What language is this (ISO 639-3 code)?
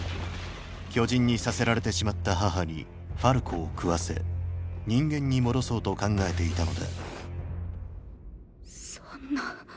jpn